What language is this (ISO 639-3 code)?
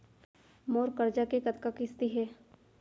hne